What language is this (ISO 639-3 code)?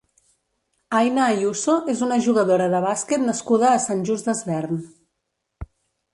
cat